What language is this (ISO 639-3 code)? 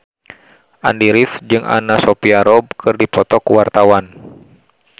sun